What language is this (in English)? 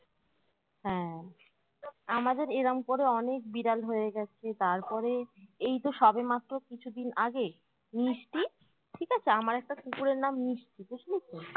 Bangla